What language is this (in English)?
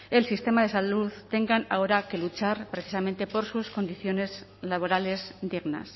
Spanish